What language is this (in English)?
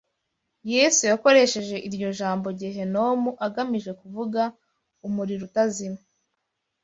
Kinyarwanda